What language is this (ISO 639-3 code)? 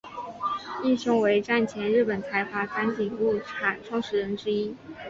zho